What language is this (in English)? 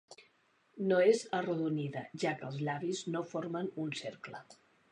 Catalan